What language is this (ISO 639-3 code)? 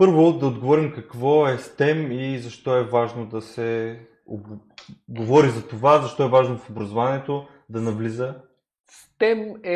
bul